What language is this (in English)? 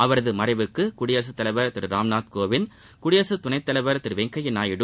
Tamil